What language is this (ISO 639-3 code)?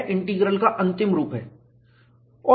hin